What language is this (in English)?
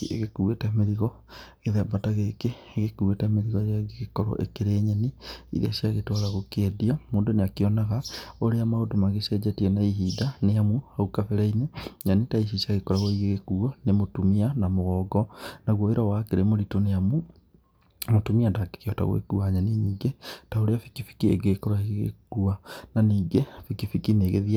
Kikuyu